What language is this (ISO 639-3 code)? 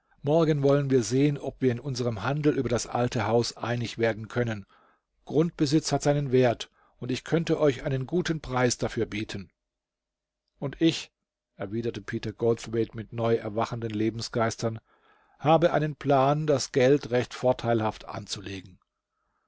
deu